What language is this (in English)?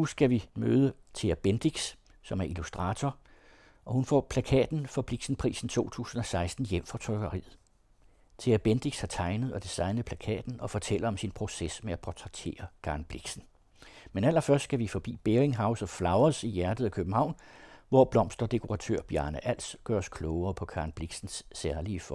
Danish